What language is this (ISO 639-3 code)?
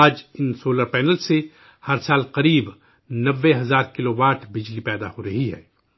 urd